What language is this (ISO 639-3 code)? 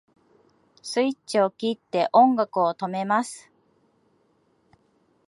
jpn